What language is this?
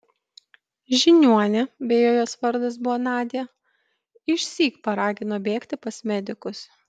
Lithuanian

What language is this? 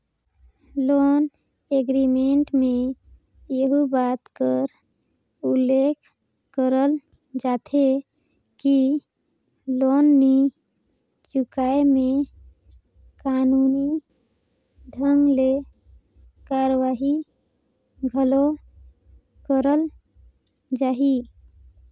Chhattisgarhi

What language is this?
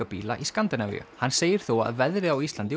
Icelandic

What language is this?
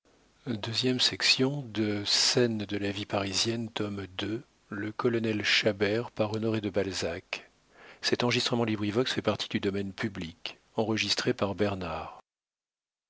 French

